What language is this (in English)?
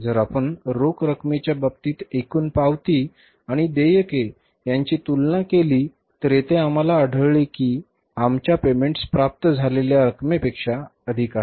Marathi